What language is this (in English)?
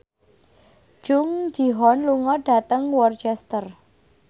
Javanese